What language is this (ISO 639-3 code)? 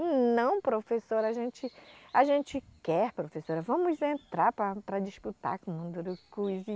por